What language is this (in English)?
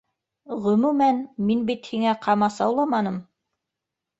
Bashkir